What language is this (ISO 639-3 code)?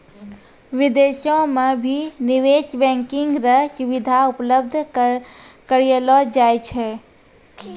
mai